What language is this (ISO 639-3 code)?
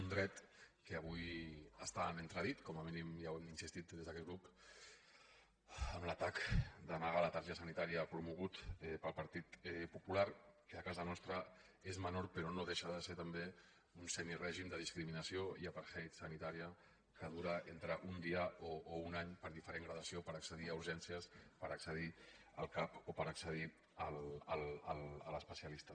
cat